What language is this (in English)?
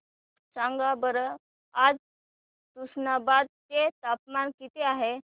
Marathi